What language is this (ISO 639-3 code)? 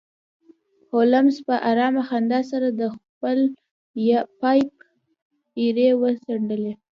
pus